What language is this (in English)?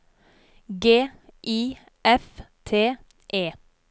Norwegian